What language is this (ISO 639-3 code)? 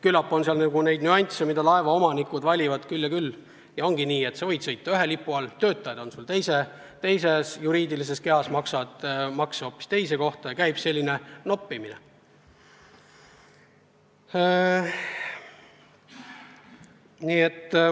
est